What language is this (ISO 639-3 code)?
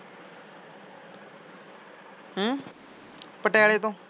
pan